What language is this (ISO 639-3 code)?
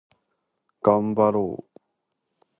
jpn